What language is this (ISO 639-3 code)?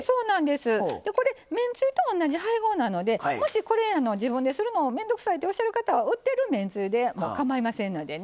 jpn